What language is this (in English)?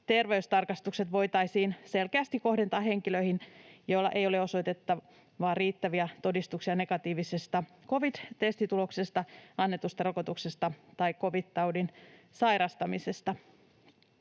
Finnish